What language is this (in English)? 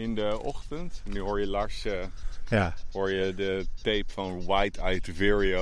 Dutch